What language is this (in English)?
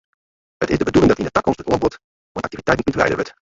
Western Frisian